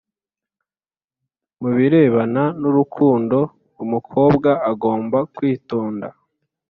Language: Kinyarwanda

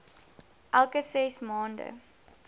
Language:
Afrikaans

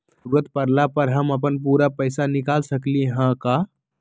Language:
Magahi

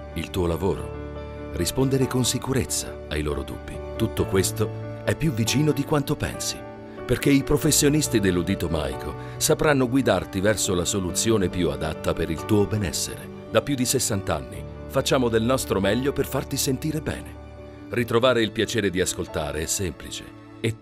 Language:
Italian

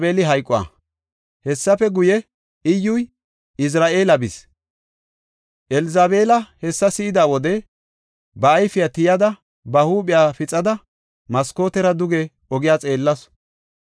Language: Gofa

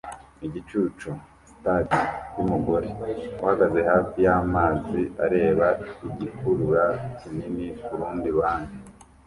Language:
Kinyarwanda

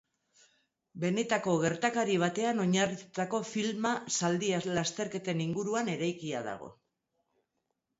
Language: Basque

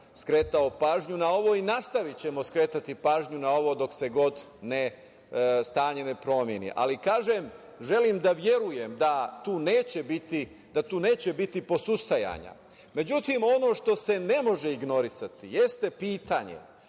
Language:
Serbian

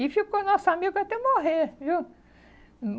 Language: Portuguese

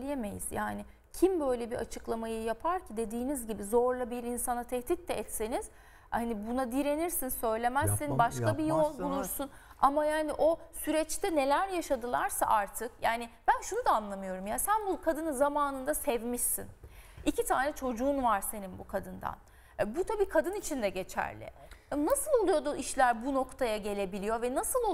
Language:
Turkish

